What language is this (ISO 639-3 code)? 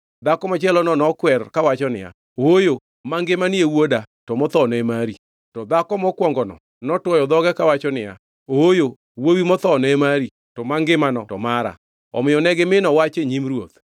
luo